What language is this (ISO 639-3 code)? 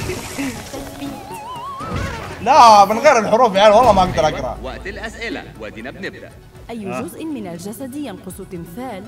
ara